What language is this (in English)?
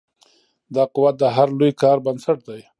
Pashto